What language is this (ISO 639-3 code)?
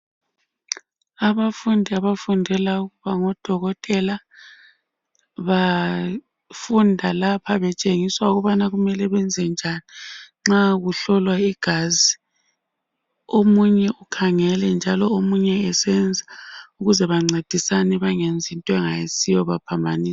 nde